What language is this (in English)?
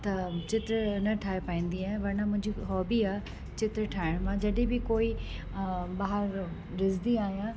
Sindhi